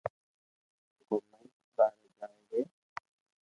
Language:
Loarki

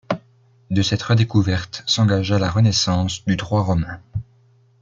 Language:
French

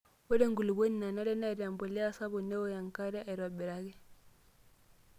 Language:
Masai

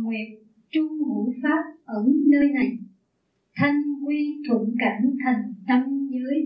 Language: Vietnamese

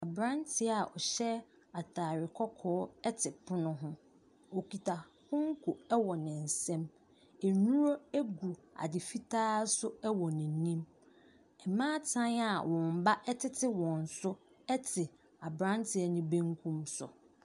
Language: Akan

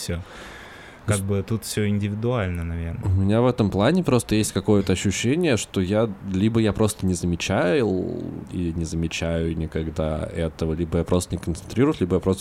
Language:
Russian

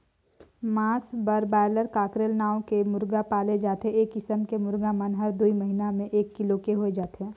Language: Chhattisgarhi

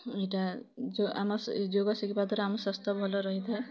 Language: Odia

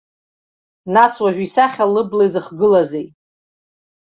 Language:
Abkhazian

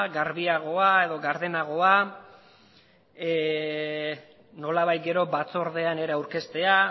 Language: Basque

